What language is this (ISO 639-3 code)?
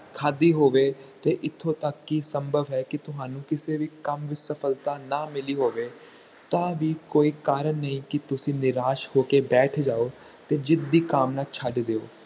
pan